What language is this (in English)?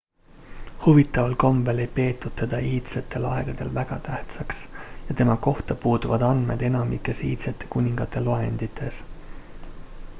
Estonian